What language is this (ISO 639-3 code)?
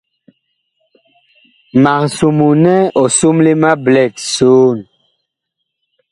bkh